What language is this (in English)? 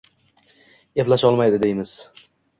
Uzbek